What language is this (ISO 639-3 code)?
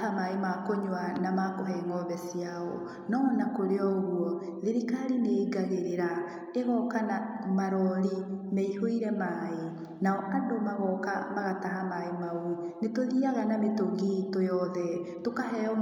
kik